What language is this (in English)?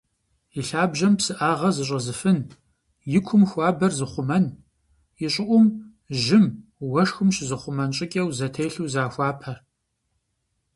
Kabardian